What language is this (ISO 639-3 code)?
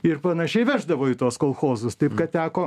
lit